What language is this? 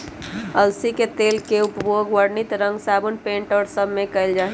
Magahi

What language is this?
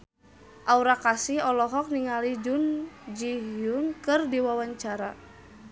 Sundanese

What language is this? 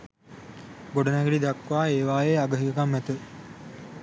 Sinhala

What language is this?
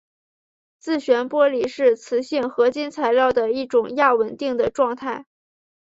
Chinese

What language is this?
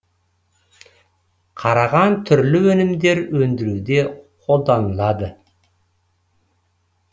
Kazakh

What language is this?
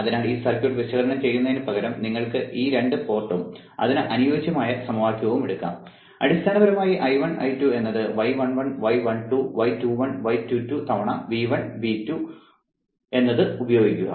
Malayalam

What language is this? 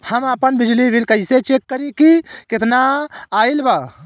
Bhojpuri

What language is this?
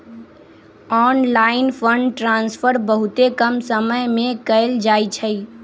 Magahi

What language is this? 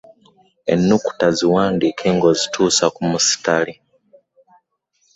Ganda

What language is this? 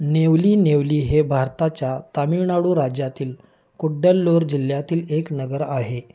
Marathi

